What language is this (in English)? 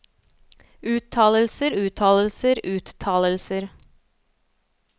Norwegian